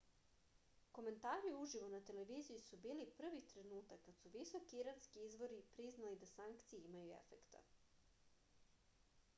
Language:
Serbian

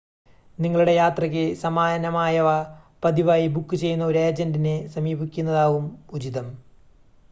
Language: Malayalam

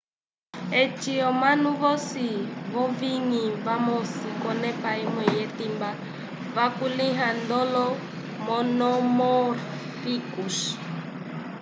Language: Umbundu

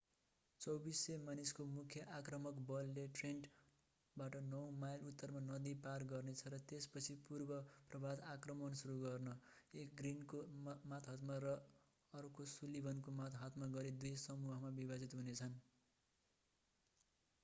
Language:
Nepali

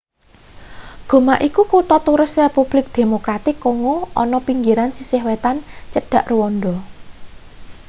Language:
Javanese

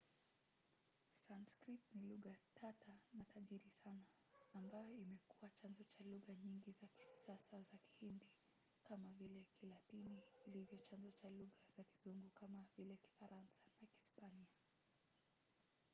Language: Swahili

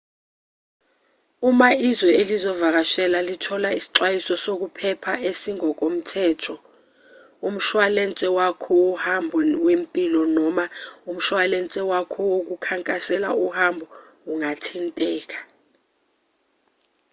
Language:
Zulu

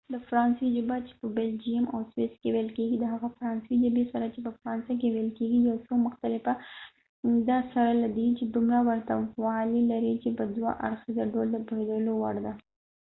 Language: Pashto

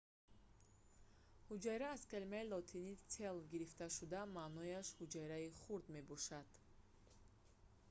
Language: Tajik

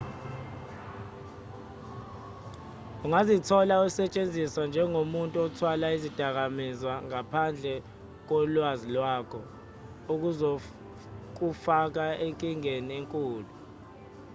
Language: Zulu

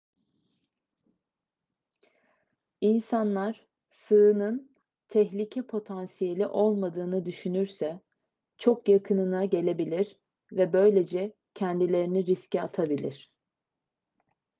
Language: Turkish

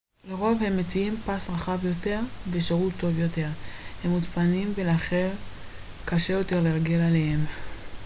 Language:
Hebrew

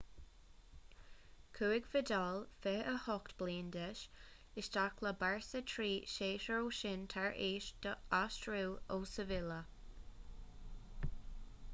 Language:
Irish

